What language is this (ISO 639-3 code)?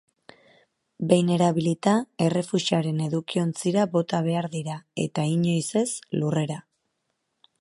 eus